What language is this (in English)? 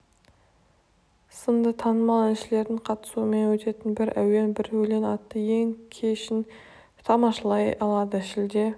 Kazakh